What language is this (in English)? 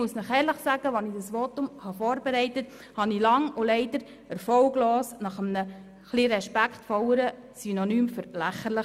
Swiss German